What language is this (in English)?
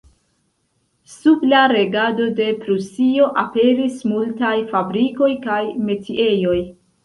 Esperanto